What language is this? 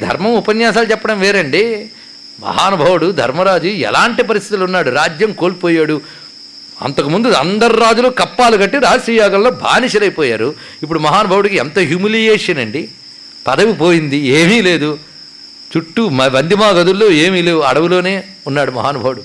Telugu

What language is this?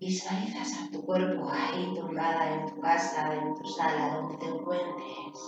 Spanish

